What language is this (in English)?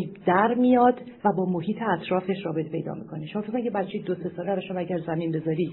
Persian